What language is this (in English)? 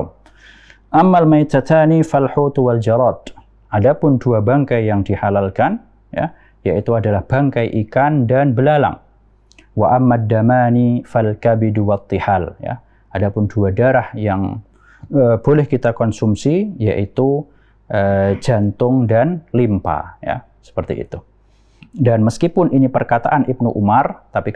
Indonesian